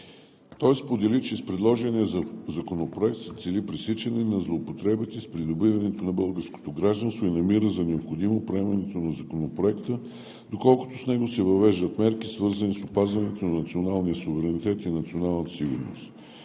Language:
Bulgarian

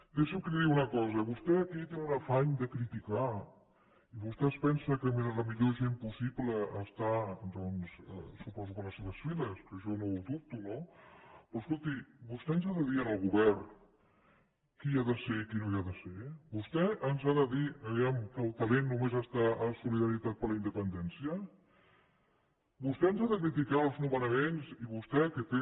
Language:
Catalan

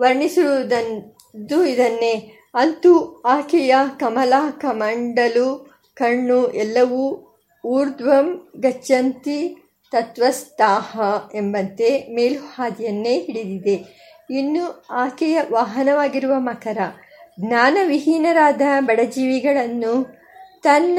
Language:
Kannada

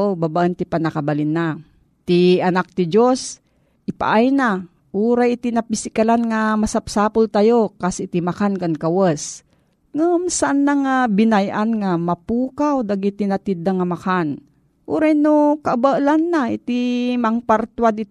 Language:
Filipino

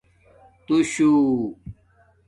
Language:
Domaaki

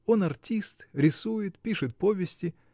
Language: Russian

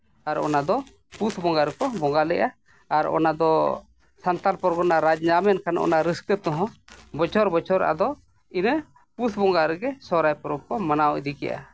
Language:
Santali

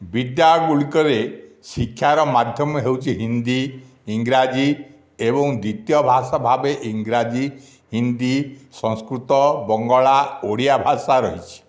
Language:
Odia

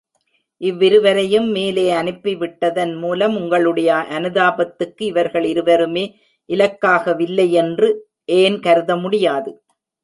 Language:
Tamil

